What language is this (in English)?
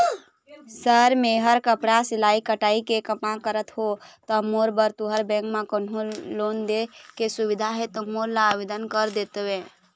Chhattisgarhi